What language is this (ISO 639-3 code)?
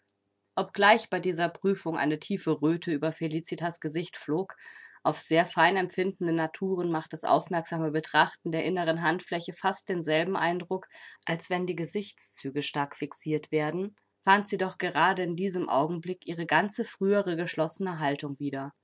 deu